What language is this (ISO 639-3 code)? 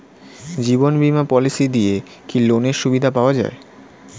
ben